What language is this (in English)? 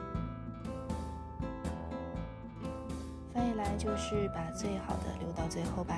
Chinese